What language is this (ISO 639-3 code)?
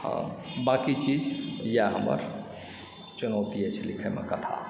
mai